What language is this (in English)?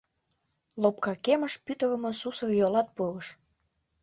Mari